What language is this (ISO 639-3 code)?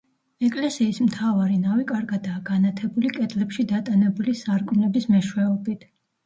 kat